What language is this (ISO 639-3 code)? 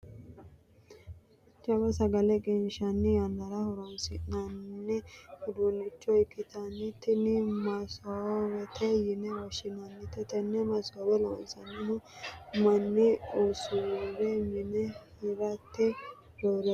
sid